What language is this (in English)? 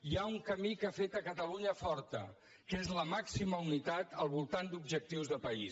Catalan